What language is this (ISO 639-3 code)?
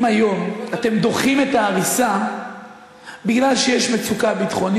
heb